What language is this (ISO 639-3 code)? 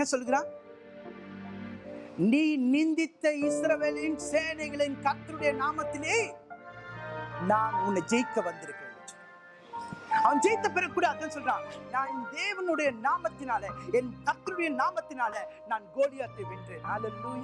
tam